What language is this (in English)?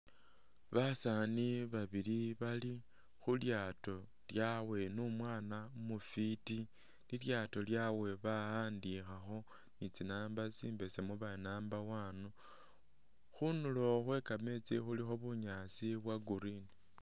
Masaaba